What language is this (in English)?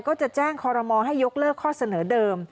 Thai